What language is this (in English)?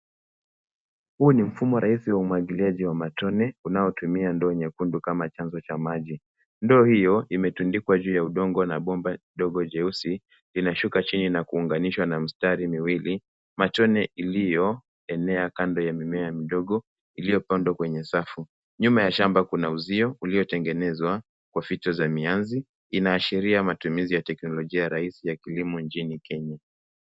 Swahili